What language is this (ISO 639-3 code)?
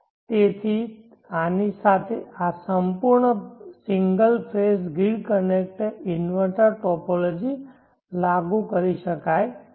guj